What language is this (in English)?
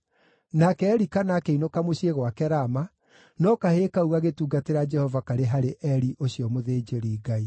Kikuyu